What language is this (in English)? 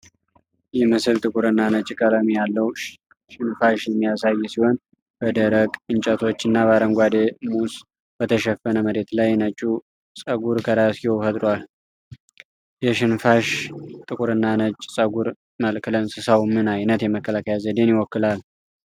Amharic